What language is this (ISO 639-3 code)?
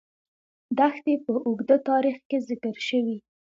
pus